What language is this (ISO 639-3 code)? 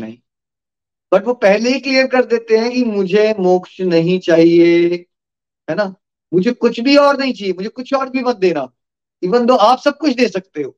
hin